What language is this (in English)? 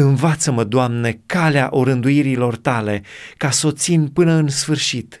Romanian